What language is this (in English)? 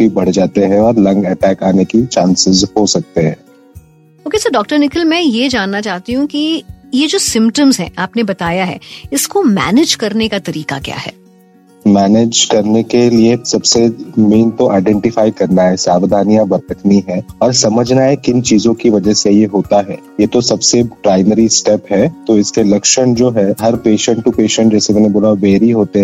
Hindi